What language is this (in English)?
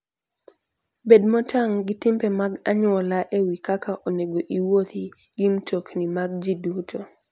Luo (Kenya and Tanzania)